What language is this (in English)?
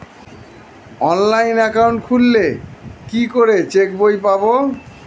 Bangla